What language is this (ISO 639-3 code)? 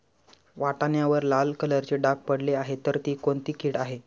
mar